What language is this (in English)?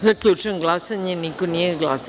Serbian